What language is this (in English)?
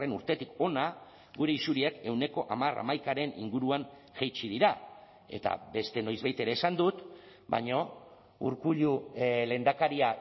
Basque